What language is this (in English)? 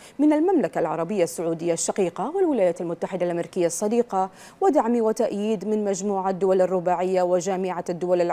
Arabic